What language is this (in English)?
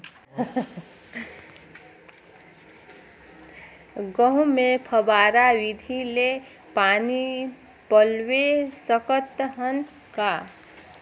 Chhattisgarhi